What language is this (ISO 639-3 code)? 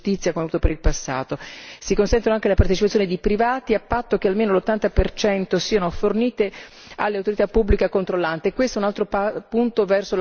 ita